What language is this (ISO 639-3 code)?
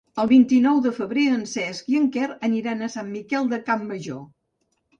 cat